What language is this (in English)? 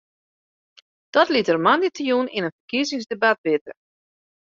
Western Frisian